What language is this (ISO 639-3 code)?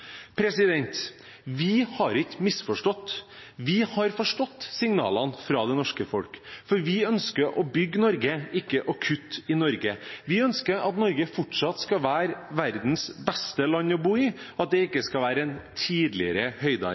nob